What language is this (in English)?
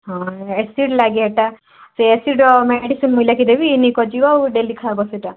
Odia